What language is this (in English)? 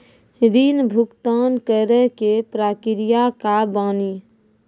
Maithili